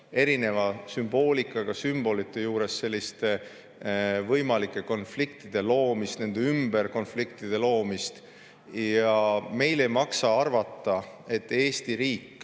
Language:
Estonian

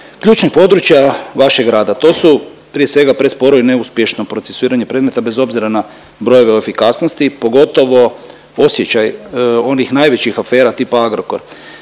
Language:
Croatian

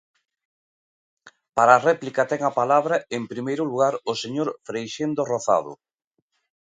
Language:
Galician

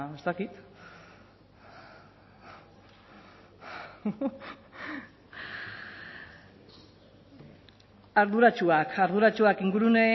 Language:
Basque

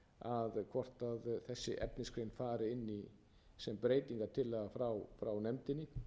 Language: Icelandic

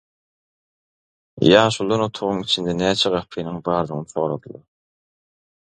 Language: Turkmen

